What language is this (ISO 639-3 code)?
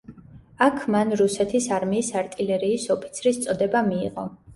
kat